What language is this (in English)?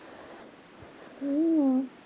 Marathi